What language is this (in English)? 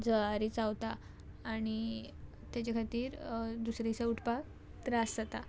Konkani